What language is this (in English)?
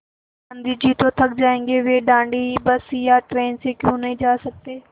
Hindi